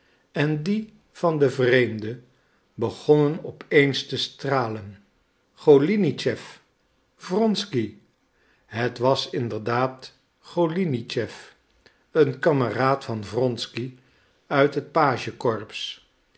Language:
Dutch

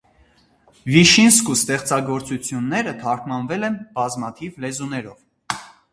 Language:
Armenian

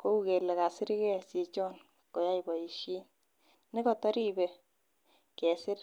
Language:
Kalenjin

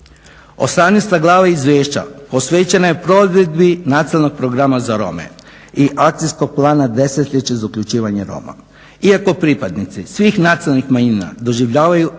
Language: Croatian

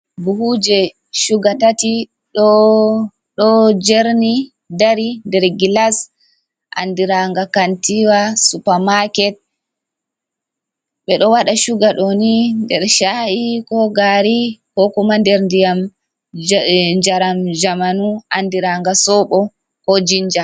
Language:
Fula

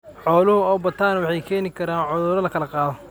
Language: Somali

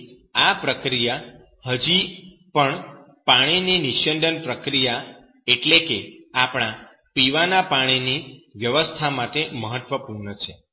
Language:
Gujarati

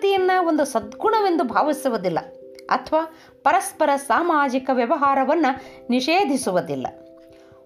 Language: Kannada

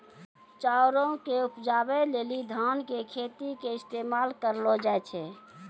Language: Maithili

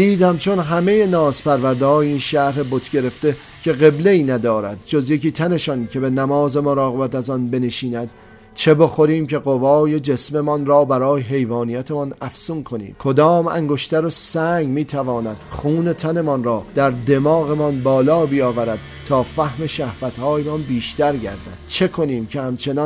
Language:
Persian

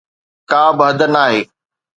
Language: Sindhi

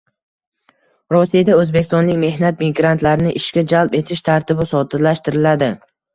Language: Uzbek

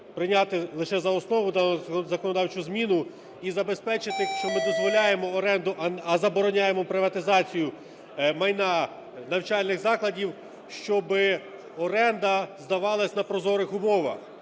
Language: Ukrainian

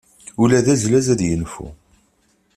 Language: Kabyle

